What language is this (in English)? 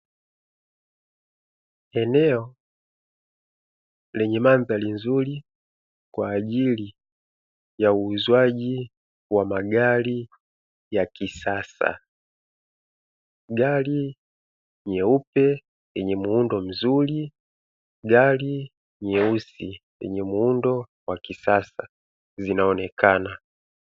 Swahili